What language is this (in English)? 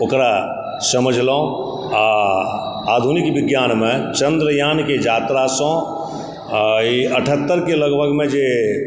Maithili